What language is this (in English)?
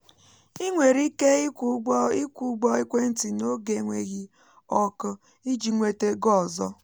Igbo